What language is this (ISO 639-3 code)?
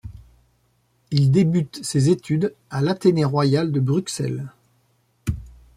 fra